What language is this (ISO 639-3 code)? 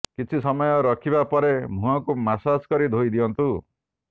ori